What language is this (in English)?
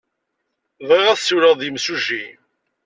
Kabyle